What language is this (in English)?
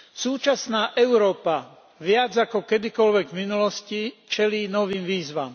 Slovak